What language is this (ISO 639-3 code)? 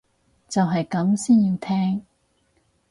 yue